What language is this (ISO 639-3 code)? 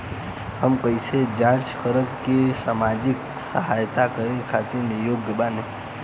bho